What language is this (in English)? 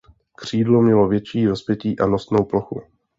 Czech